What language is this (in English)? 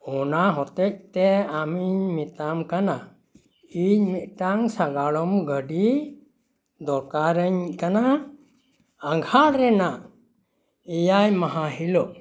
Santali